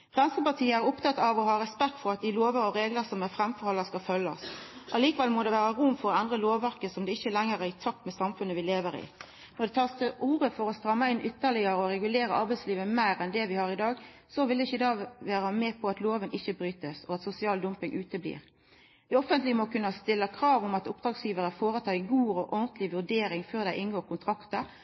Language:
Norwegian Nynorsk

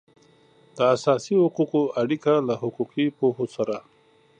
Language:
Pashto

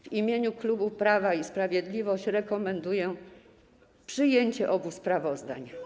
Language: Polish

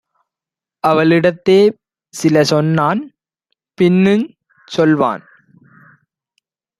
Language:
Tamil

